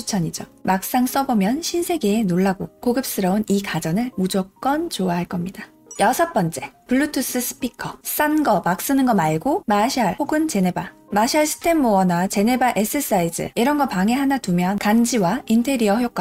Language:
Korean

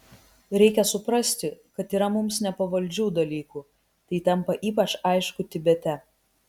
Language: Lithuanian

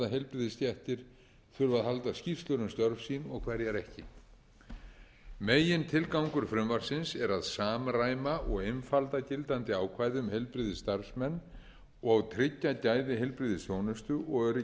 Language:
Icelandic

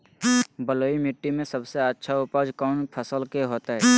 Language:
Magahi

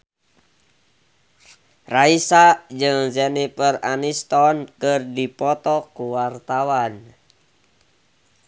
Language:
Sundanese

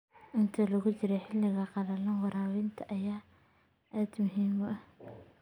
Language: Somali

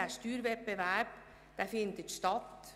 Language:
Swiss German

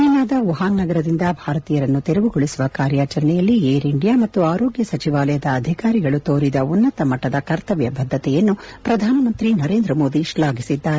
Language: Kannada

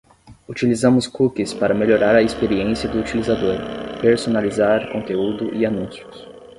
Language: Portuguese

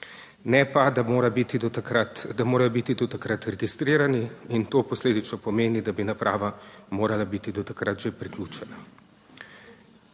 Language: Slovenian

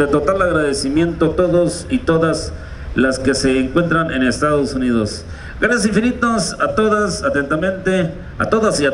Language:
Spanish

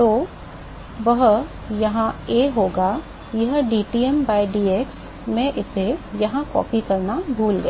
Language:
Hindi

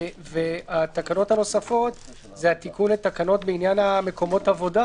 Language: Hebrew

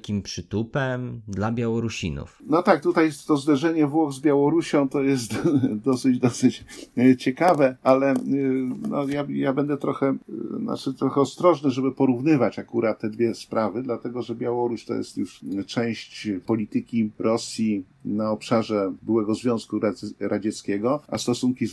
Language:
Polish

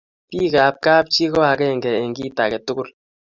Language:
Kalenjin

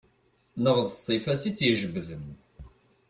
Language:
Kabyle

